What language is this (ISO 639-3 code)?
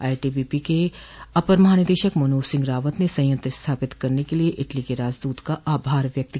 hin